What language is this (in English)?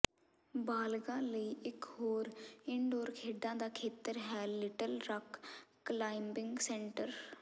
Punjabi